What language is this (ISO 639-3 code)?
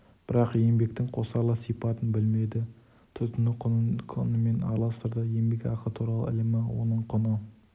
kaz